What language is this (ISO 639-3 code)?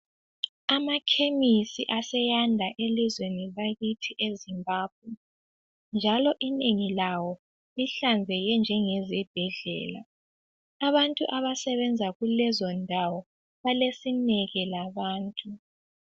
nde